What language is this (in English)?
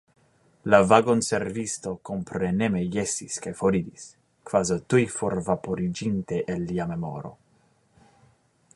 Esperanto